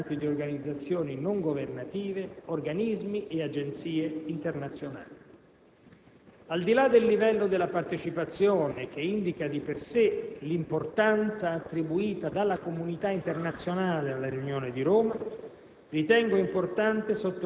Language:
Italian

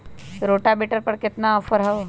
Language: Magahi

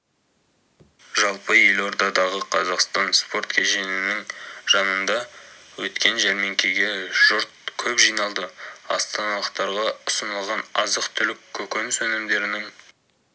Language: Kazakh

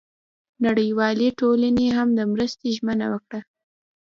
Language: Pashto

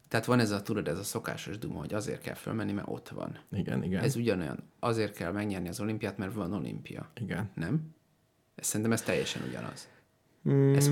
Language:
Hungarian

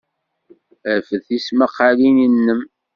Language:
Kabyle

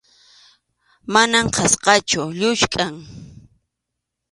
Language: Arequipa-La Unión Quechua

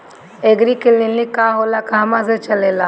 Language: Bhojpuri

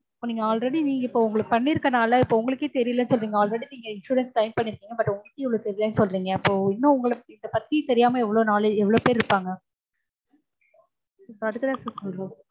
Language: Tamil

